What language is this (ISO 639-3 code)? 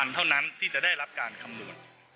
tha